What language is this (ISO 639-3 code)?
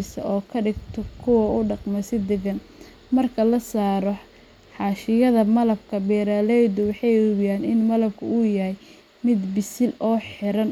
som